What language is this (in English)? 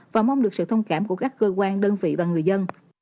Vietnamese